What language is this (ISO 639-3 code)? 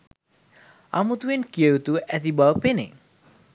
sin